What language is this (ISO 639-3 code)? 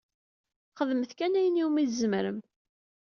kab